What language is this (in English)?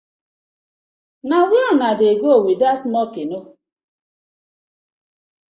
Nigerian Pidgin